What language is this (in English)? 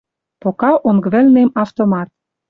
Western Mari